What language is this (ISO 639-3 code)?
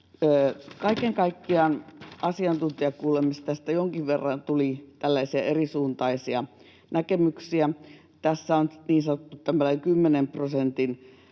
fin